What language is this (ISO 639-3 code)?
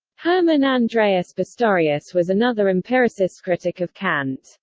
eng